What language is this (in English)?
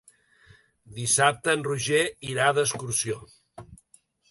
Catalan